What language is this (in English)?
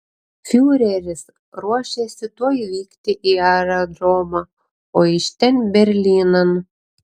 Lithuanian